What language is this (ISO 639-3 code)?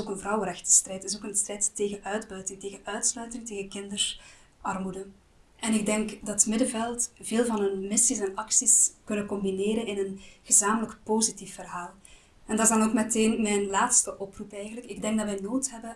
nld